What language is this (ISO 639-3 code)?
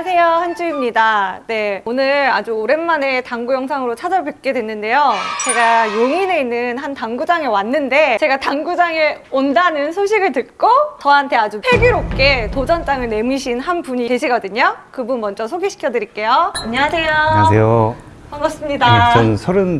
kor